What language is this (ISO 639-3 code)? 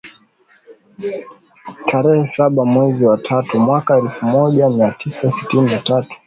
swa